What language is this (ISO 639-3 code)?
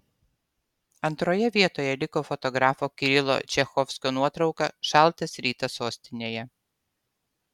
lit